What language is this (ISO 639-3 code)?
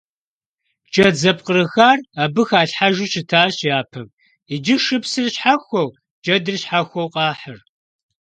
kbd